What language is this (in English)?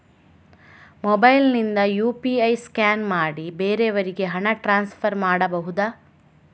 Kannada